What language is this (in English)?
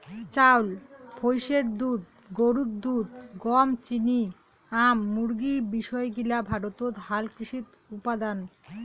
Bangla